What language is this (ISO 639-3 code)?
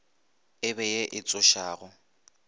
nso